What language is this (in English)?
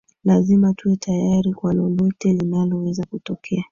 Swahili